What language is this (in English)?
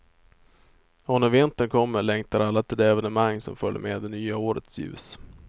Swedish